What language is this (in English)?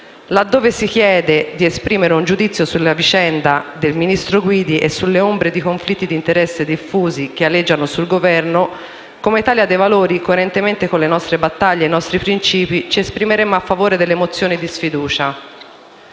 Italian